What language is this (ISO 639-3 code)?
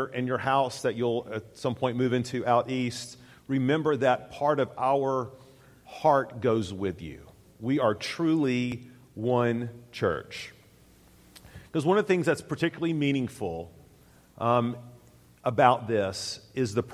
eng